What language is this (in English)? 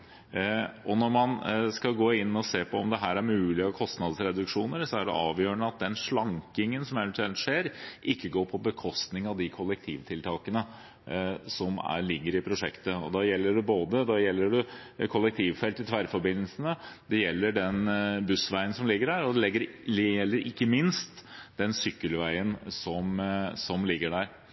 Norwegian Bokmål